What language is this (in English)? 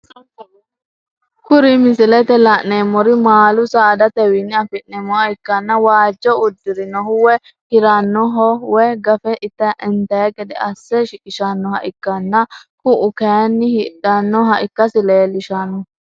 Sidamo